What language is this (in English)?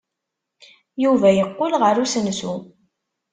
Kabyle